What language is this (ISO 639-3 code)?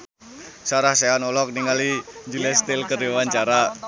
sun